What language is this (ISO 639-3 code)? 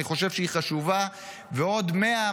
heb